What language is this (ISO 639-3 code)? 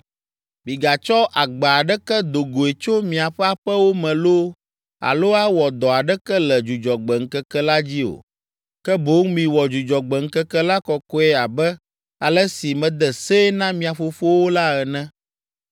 ewe